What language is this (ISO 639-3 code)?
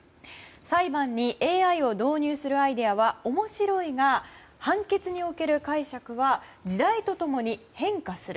jpn